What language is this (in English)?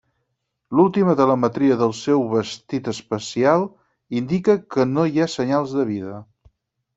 Catalan